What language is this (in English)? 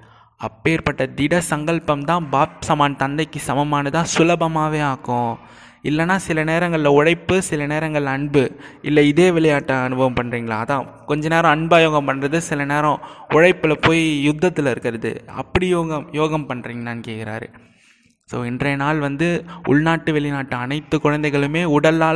Tamil